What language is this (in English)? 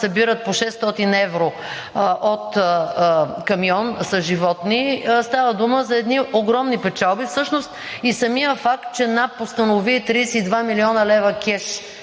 Bulgarian